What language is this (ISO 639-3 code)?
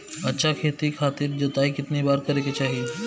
bho